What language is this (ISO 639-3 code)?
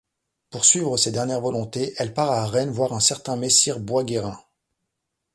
fra